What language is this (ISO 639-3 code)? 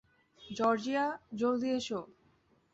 ben